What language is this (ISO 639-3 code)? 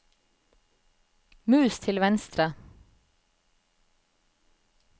nor